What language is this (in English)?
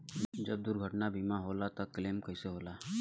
Bhojpuri